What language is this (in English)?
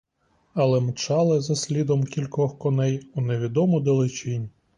Ukrainian